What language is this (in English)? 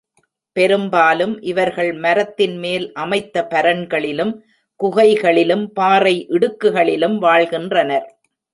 Tamil